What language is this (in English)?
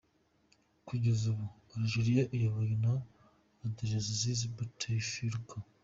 Kinyarwanda